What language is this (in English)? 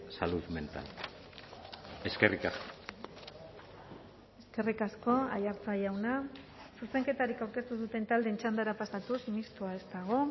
Basque